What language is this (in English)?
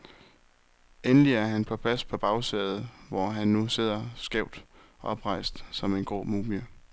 Danish